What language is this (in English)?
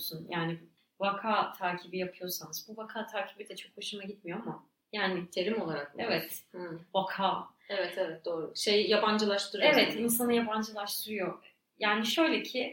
Turkish